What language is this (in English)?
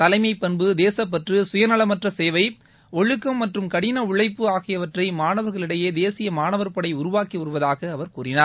Tamil